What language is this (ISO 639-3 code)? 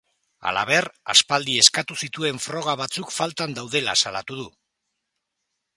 eus